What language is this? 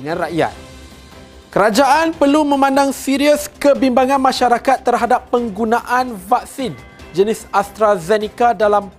Malay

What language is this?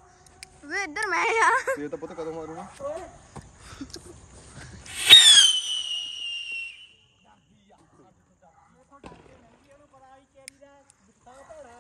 Hindi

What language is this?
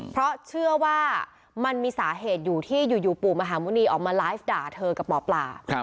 Thai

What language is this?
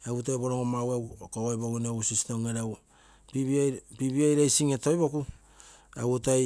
Terei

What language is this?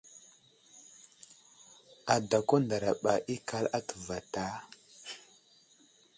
Wuzlam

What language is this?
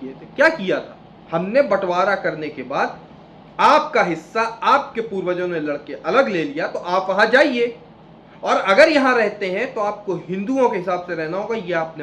Hindi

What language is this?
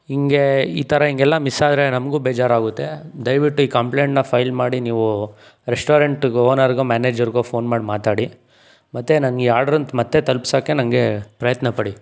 Kannada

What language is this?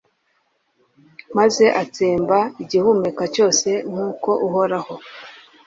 Kinyarwanda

